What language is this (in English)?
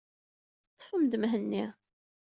Kabyle